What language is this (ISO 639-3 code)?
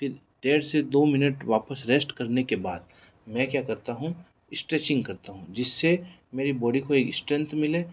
hin